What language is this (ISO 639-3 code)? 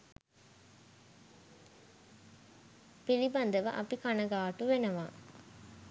sin